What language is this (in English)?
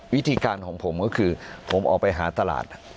Thai